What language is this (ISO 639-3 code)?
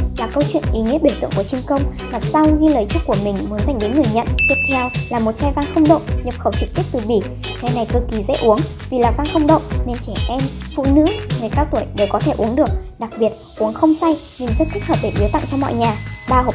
vie